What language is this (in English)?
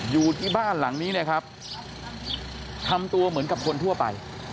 Thai